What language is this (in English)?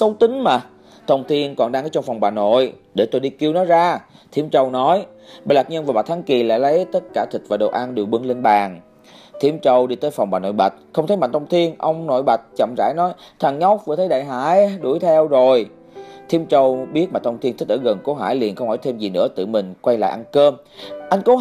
Vietnamese